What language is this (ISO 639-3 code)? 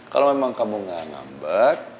ind